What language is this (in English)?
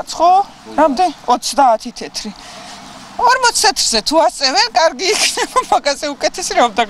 Romanian